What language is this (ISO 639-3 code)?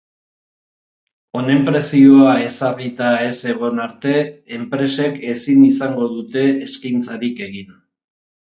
eus